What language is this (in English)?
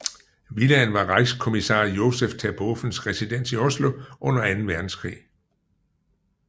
Danish